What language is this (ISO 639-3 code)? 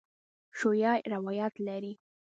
pus